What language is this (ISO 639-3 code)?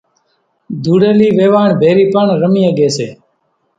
gjk